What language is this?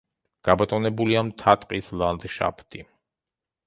Georgian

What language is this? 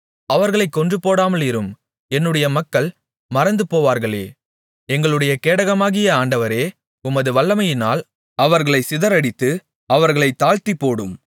Tamil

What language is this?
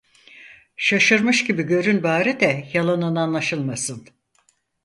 Turkish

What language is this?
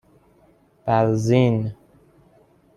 Persian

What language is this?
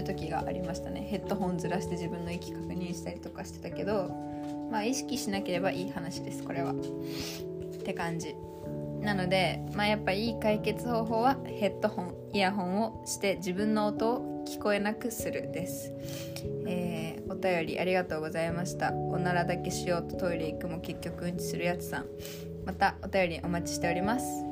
Japanese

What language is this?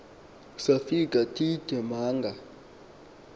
Xhosa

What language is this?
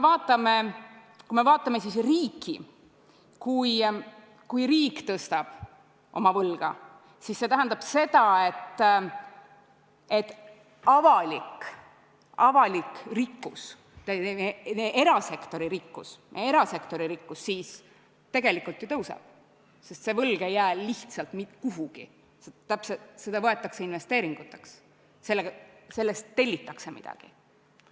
Estonian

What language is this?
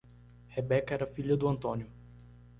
Portuguese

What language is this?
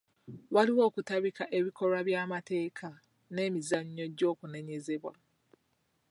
Ganda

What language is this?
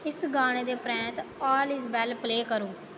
Dogri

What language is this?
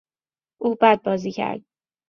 Persian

